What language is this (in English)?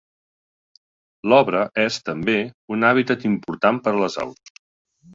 Catalan